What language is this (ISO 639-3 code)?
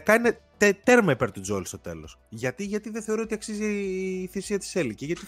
ell